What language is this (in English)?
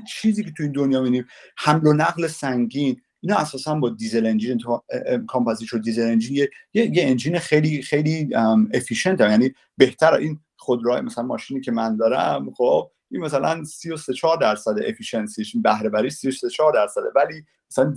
Persian